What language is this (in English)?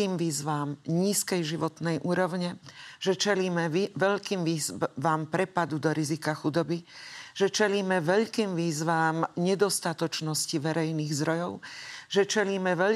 Slovak